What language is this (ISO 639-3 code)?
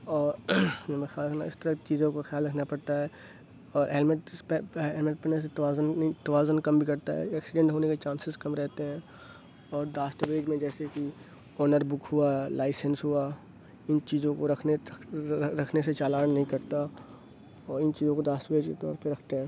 urd